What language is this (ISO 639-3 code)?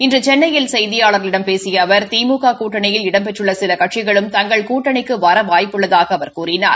tam